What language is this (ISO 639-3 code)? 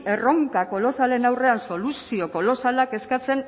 eus